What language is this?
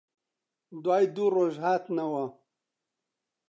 Central Kurdish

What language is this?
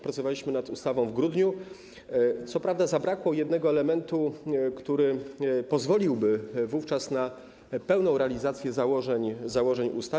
Polish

